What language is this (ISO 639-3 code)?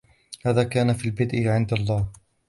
ara